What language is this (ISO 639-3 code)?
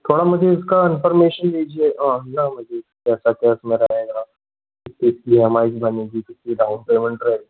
hin